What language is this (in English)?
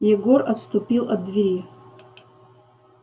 Russian